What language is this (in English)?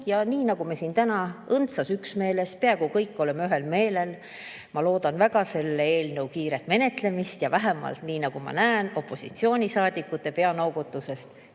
Estonian